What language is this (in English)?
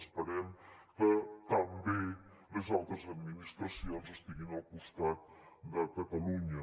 Catalan